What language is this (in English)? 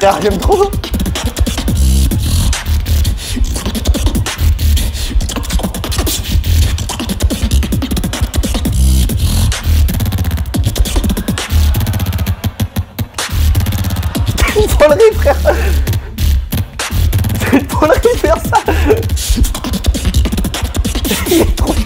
French